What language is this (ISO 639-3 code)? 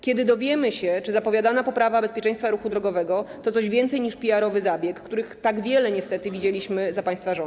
pol